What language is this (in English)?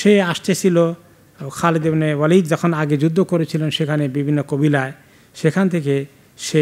Bangla